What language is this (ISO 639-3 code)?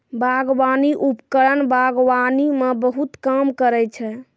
mai